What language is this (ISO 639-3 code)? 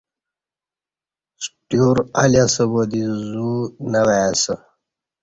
bsh